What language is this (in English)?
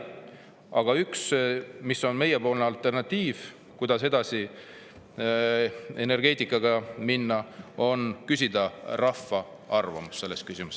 Estonian